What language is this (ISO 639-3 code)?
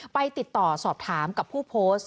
tha